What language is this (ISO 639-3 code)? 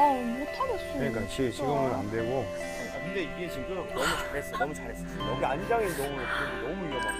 kor